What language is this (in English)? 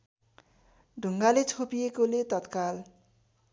Nepali